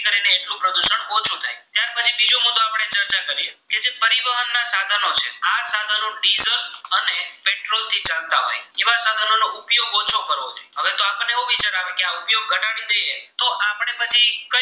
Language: Gujarati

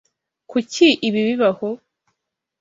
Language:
Kinyarwanda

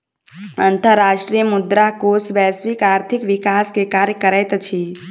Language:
Maithili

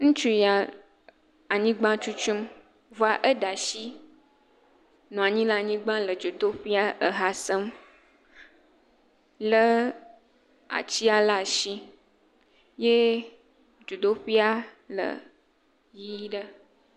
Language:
Ewe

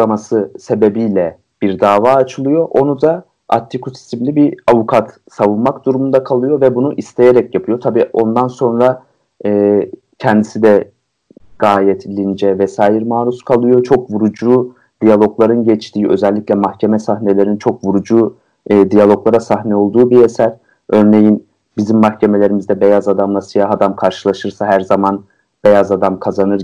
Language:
Turkish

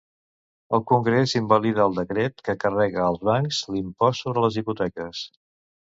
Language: Catalan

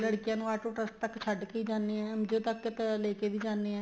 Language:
Punjabi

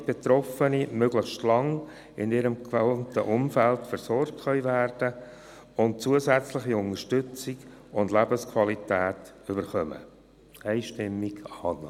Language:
Swiss German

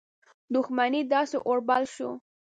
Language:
Pashto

